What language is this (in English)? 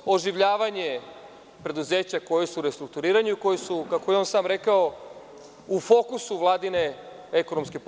Serbian